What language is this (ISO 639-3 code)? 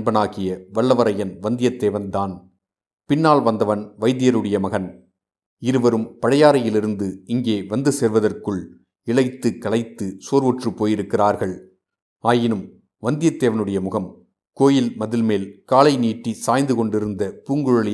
tam